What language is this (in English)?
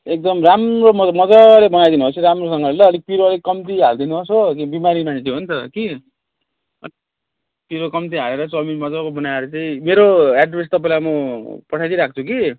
Nepali